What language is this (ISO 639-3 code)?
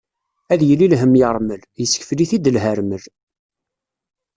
kab